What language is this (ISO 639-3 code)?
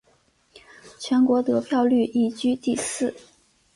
zho